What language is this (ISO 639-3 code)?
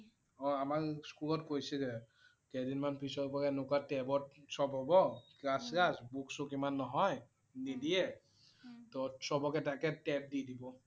asm